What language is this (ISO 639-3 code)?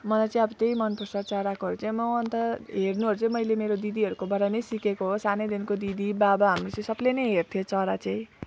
nep